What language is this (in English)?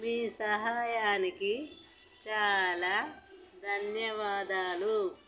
Telugu